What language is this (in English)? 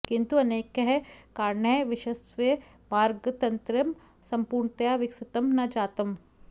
Sanskrit